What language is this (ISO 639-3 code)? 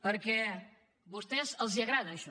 cat